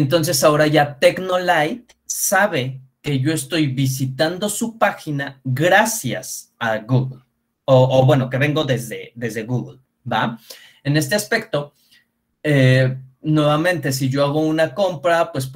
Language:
Spanish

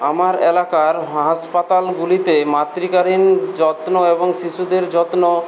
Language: Bangla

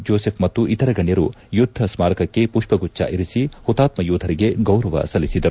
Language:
Kannada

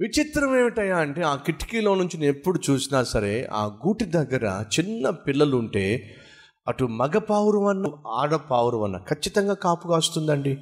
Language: Telugu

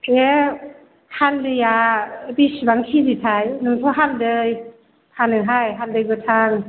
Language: Bodo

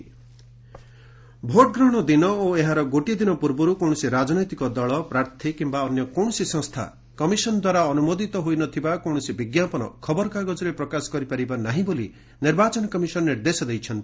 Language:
Odia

